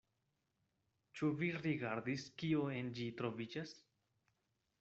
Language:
Esperanto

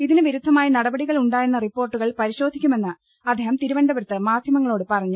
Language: Malayalam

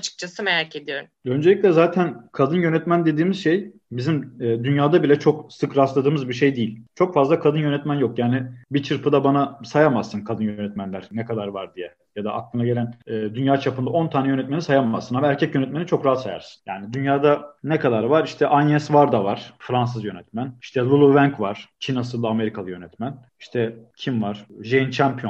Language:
Turkish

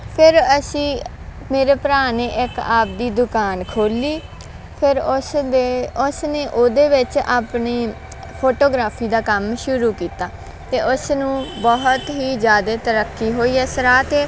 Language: Punjabi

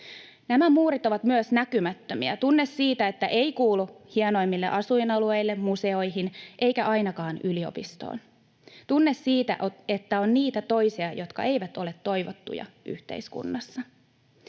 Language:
Finnish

